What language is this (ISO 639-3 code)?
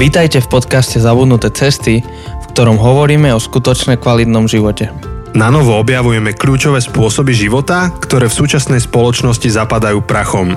slk